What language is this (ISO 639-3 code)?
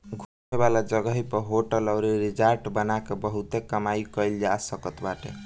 bho